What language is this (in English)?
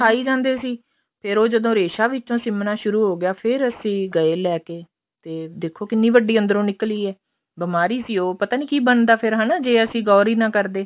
Punjabi